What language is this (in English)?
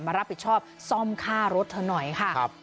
Thai